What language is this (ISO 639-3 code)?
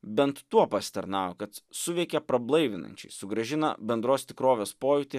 lit